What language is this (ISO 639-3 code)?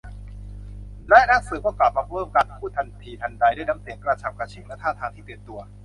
tha